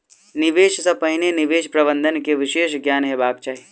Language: Maithili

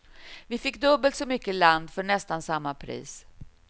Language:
Swedish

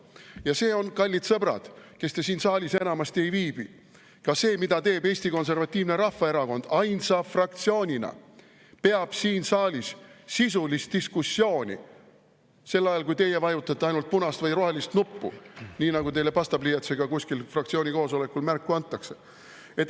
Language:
Estonian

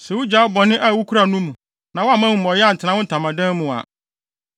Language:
Akan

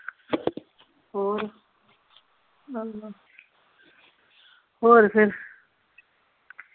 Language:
Punjabi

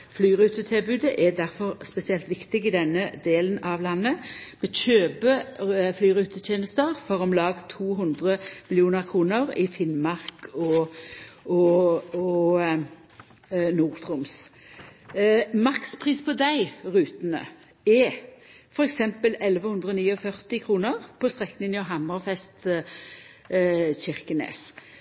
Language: Norwegian Nynorsk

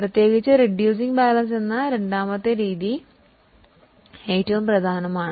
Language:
Malayalam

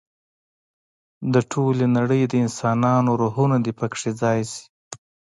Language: Pashto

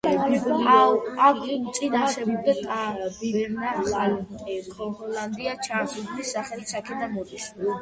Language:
Georgian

